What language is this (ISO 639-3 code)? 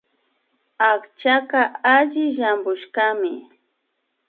qvi